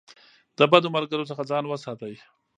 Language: Pashto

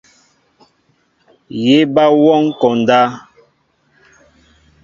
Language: Mbo (Cameroon)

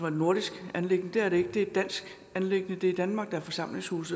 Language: Danish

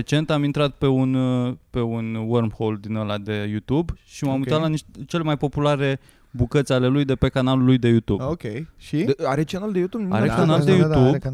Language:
Romanian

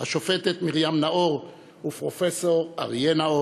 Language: Hebrew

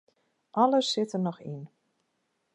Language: Western Frisian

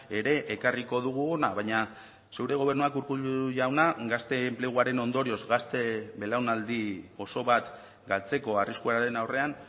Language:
Basque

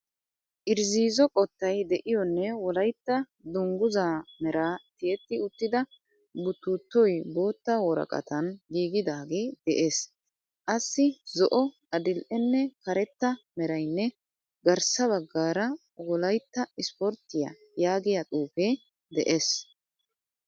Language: Wolaytta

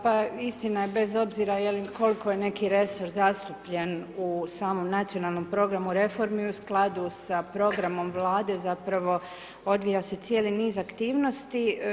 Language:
Croatian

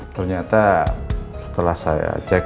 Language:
Indonesian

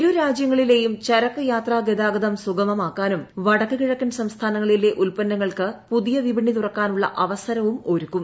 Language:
Malayalam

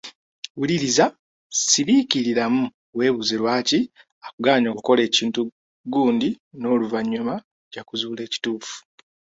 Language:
Ganda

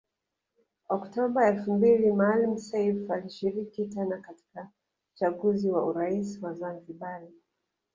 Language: Swahili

